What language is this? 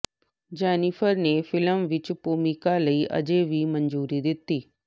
Punjabi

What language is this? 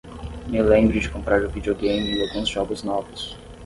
Portuguese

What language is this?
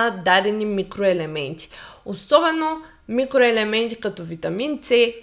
Bulgarian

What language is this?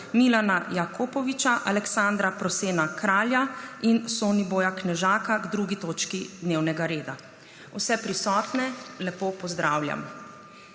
Slovenian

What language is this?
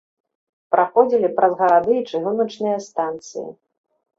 Belarusian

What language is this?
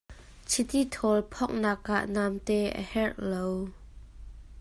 Hakha Chin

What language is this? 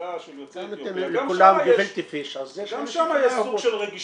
Hebrew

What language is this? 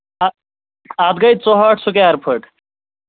Kashmiri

